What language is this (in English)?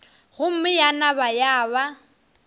Northern Sotho